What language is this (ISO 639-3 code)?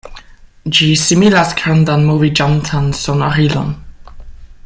epo